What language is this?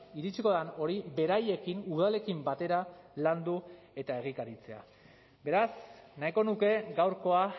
Basque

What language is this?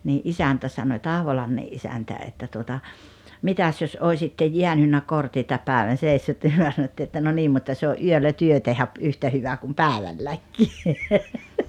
Finnish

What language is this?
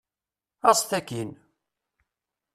Kabyle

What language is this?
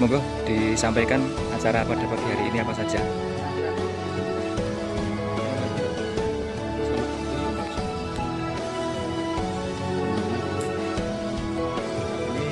Indonesian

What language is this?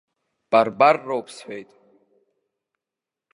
Abkhazian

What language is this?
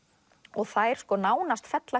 Icelandic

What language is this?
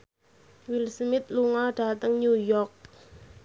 Javanese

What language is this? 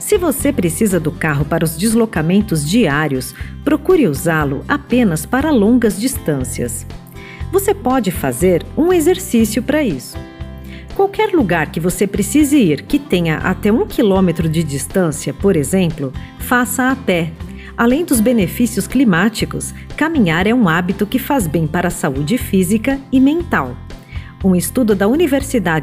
Portuguese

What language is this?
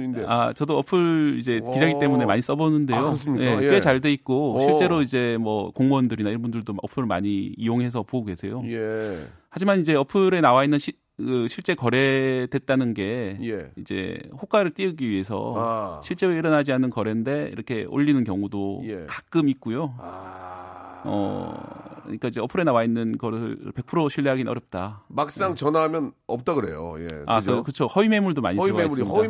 Korean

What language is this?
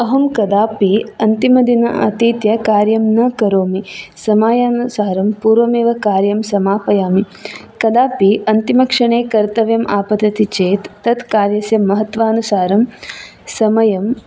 Sanskrit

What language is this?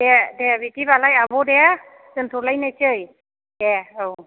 Bodo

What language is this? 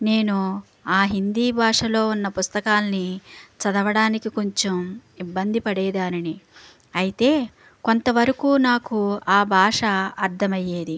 Telugu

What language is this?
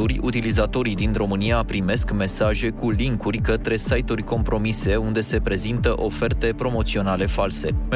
Romanian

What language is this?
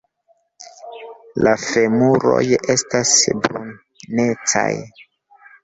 Esperanto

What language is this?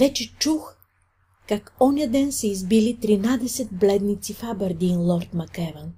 Bulgarian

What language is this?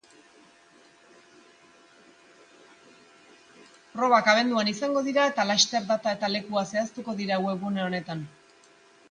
Basque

